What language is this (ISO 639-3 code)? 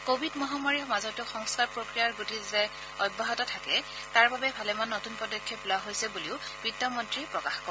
asm